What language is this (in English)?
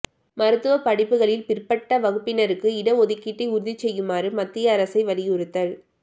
Tamil